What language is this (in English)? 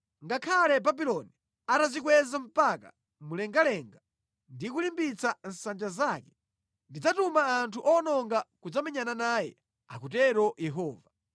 Nyanja